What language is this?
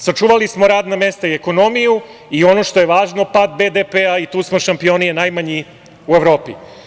Serbian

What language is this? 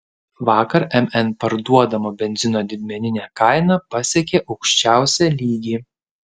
Lithuanian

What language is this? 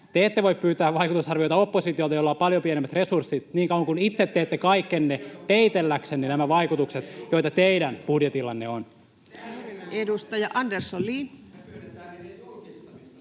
Finnish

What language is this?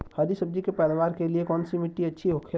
Bhojpuri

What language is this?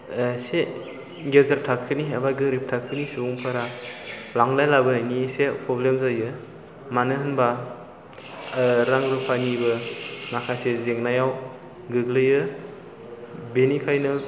Bodo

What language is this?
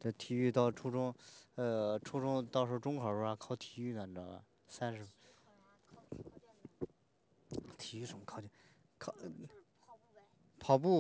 Chinese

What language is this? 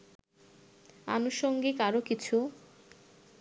Bangla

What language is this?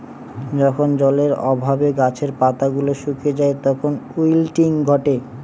Bangla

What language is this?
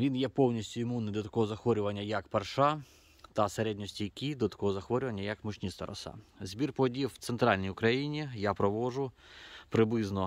Ukrainian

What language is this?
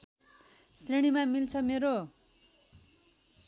Nepali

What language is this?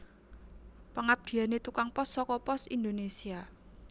Javanese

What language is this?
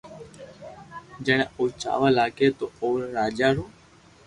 Loarki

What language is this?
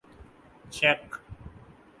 Urdu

